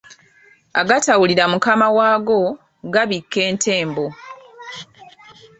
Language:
Ganda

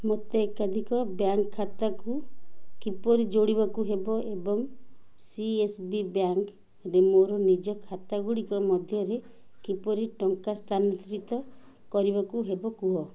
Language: Odia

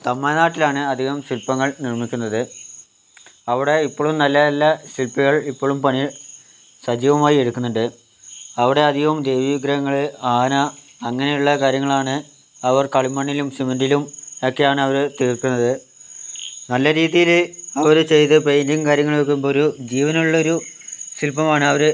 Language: Malayalam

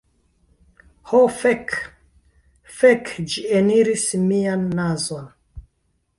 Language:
Esperanto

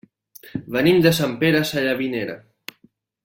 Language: Catalan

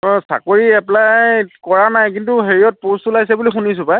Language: Assamese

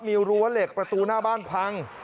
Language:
Thai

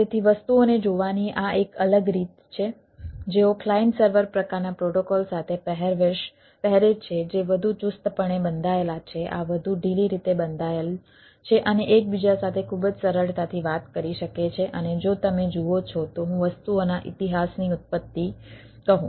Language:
Gujarati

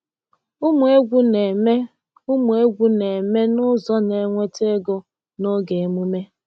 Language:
Igbo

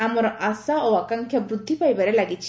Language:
Odia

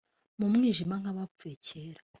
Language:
Kinyarwanda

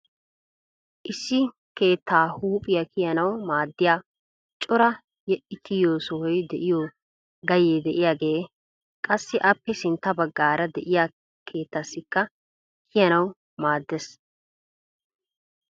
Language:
Wolaytta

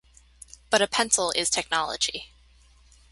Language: English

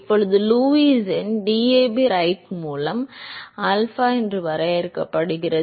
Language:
Tamil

